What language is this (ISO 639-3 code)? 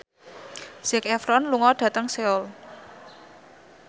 jav